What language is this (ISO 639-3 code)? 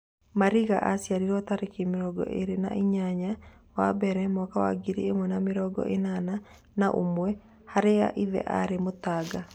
kik